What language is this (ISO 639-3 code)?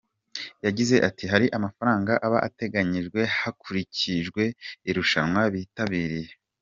kin